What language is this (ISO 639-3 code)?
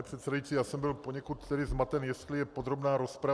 ces